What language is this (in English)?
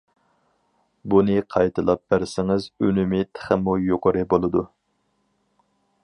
Uyghur